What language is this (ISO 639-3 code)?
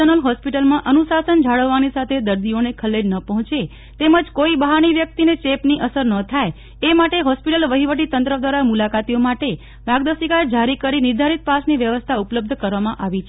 guj